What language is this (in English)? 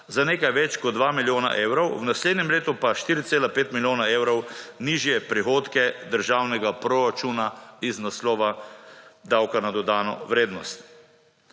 Slovenian